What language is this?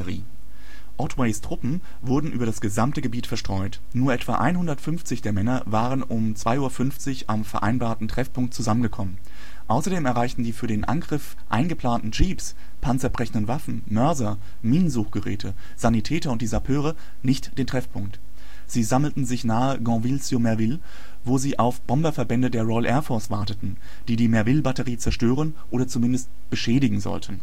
German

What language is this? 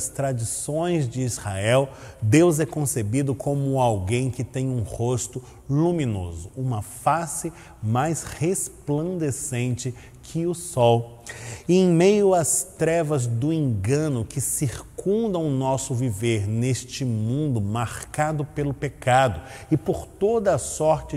Portuguese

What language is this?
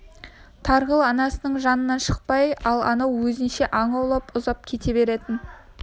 Kazakh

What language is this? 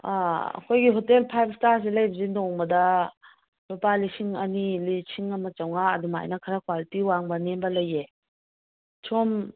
Manipuri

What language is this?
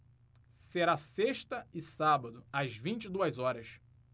Portuguese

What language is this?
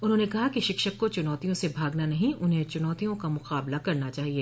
Hindi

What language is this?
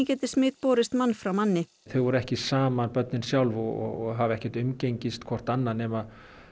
Icelandic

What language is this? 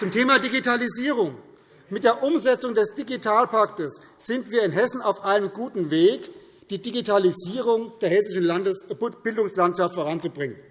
German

